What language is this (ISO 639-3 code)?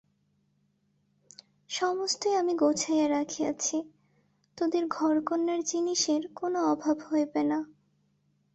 ben